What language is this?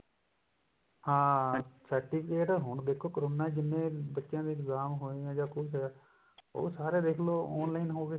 Punjabi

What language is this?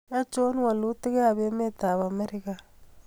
Kalenjin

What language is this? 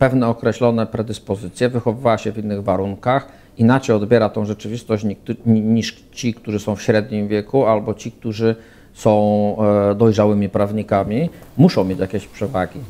Polish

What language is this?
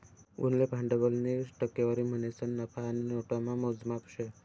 Marathi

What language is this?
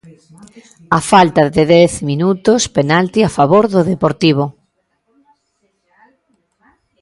Galician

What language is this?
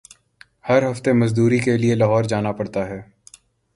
Urdu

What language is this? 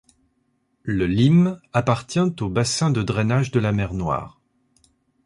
French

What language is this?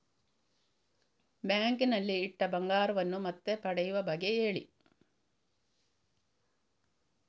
Kannada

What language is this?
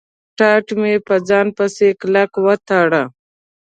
Pashto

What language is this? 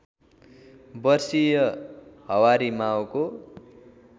Nepali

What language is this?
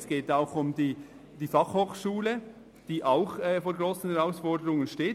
Swiss German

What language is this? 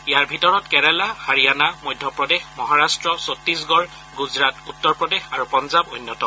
Assamese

